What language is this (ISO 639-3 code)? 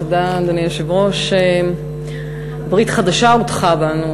heb